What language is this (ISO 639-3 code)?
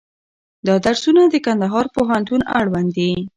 pus